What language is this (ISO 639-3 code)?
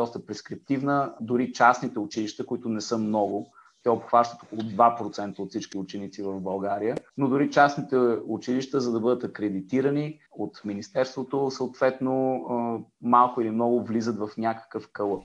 bul